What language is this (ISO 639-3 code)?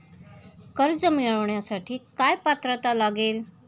mar